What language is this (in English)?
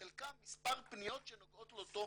Hebrew